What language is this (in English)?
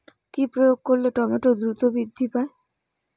Bangla